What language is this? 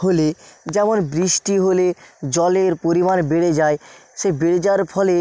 Bangla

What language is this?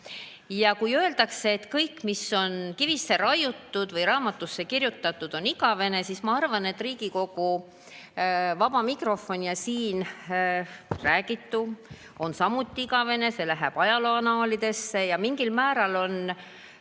Estonian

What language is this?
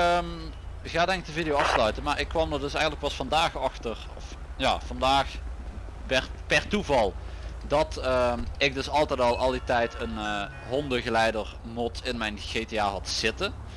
Dutch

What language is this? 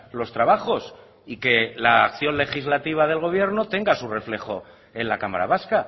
Spanish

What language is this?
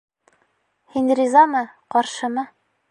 Bashkir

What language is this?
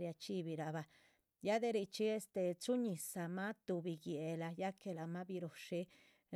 Chichicapan Zapotec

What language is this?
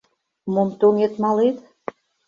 Mari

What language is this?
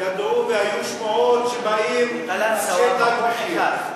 Hebrew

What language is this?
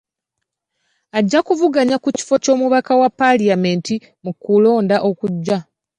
Ganda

